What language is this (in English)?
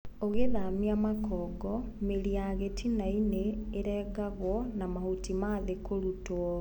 Kikuyu